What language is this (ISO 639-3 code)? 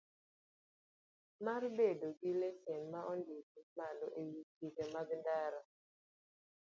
luo